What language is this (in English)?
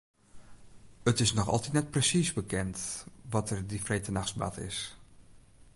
Western Frisian